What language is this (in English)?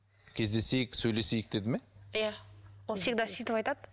Kazakh